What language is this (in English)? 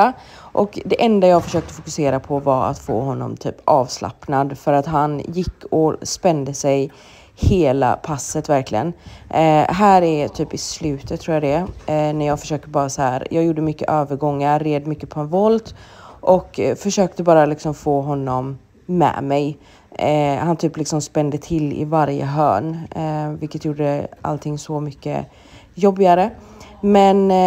Swedish